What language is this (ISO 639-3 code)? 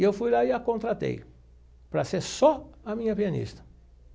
por